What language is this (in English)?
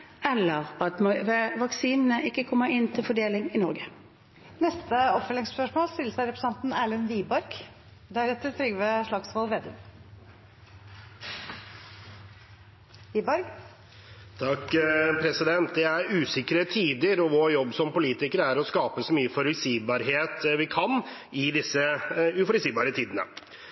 Norwegian